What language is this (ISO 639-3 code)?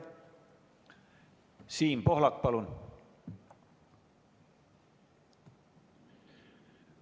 est